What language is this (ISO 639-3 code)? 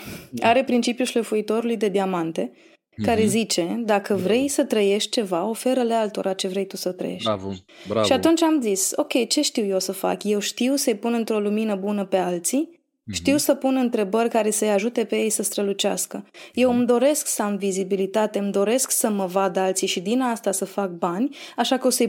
ron